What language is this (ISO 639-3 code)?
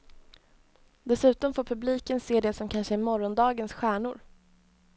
swe